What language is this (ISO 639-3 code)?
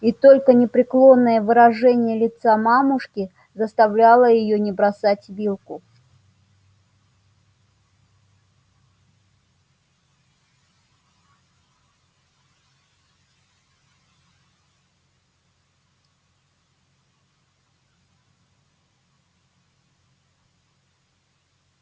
rus